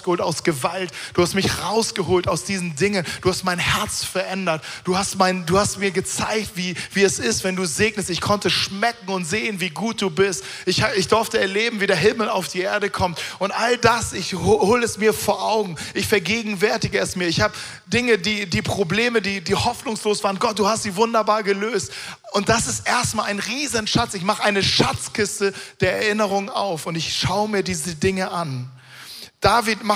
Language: German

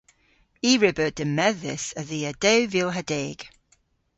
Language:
Cornish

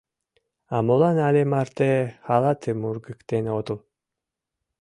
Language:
Mari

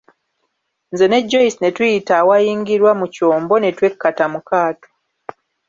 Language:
Ganda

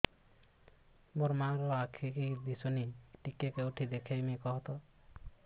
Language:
Odia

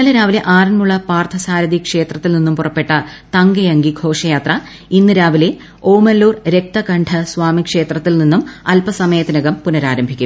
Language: Malayalam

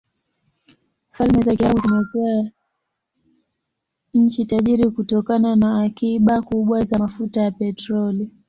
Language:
Swahili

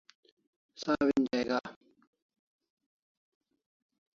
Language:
Kalasha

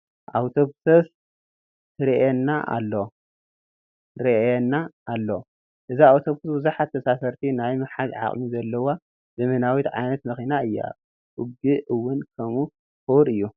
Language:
Tigrinya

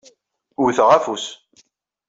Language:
Kabyle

